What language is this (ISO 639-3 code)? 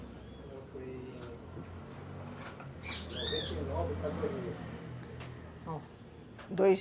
por